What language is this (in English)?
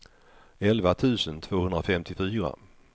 Swedish